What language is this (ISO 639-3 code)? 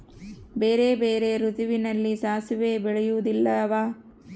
kan